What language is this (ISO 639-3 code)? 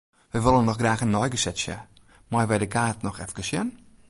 fry